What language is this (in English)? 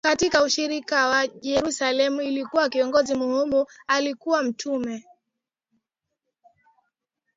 Swahili